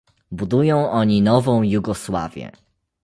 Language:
Polish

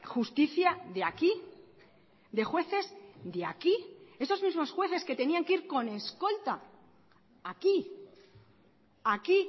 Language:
Spanish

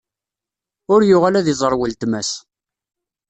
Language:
Kabyle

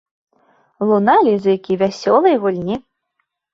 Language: Belarusian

